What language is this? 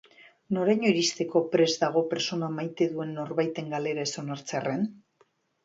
Basque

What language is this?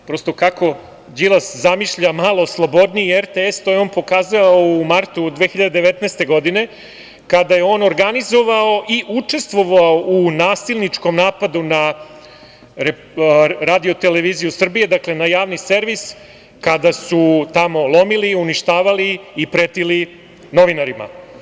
Serbian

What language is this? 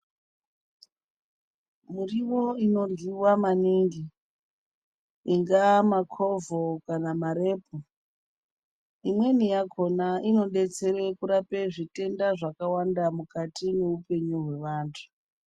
Ndau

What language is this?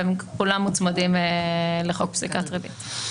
Hebrew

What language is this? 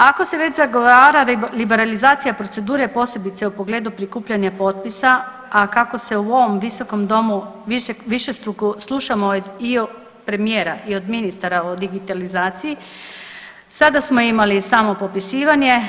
Croatian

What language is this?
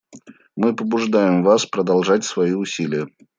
Russian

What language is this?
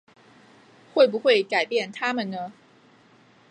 Chinese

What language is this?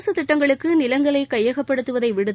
Tamil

